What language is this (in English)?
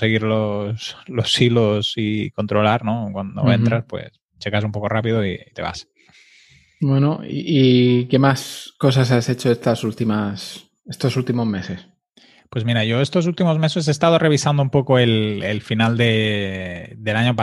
Spanish